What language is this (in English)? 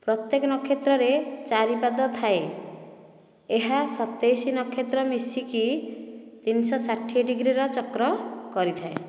Odia